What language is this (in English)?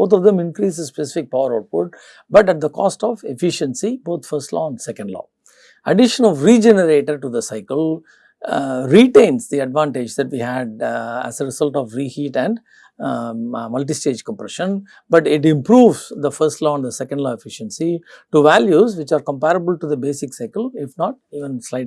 English